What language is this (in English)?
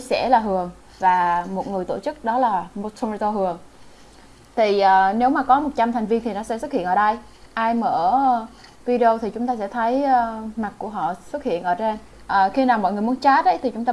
Vietnamese